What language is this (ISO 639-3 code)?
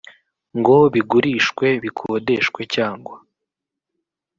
kin